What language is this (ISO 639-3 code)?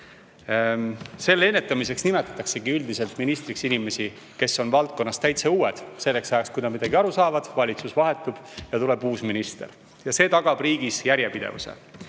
est